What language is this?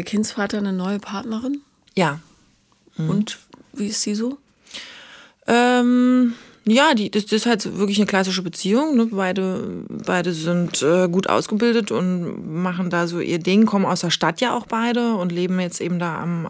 German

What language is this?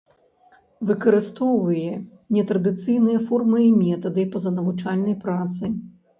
Belarusian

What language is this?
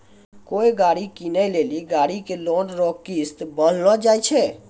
Maithili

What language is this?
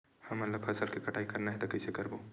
Chhattisgarhi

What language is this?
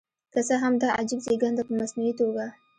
Pashto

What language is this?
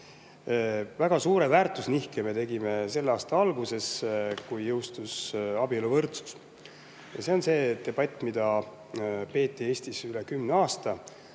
Estonian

